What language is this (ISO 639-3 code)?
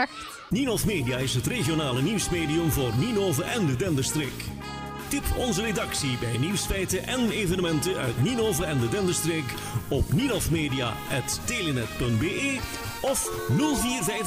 nld